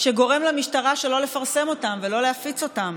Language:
Hebrew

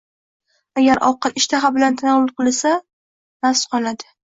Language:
Uzbek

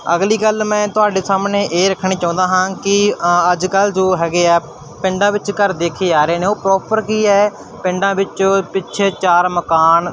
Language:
Punjabi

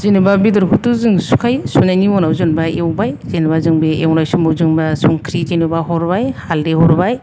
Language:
Bodo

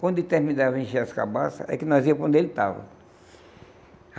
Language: Portuguese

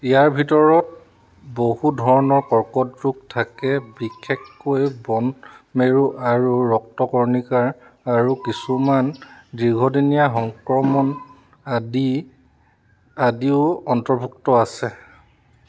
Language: Assamese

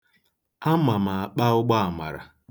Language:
Igbo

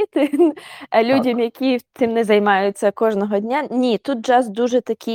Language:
Ukrainian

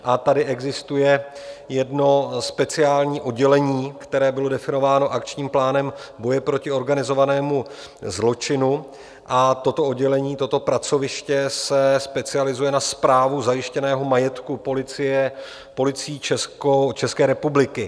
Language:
Czech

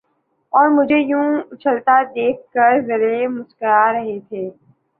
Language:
Urdu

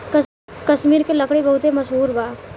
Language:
Bhojpuri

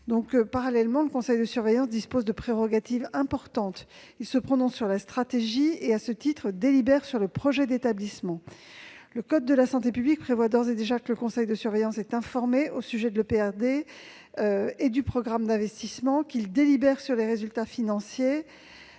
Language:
French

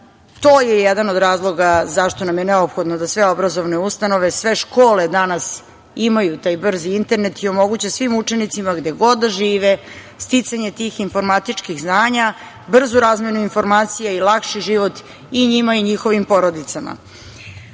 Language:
Serbian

